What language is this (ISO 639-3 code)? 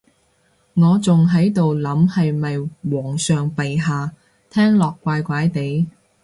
yue